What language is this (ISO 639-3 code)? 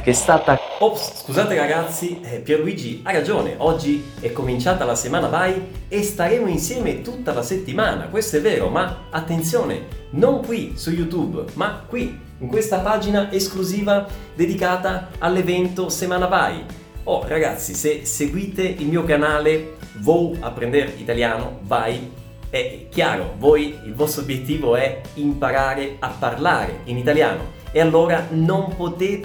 ita